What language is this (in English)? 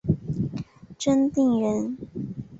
Chinese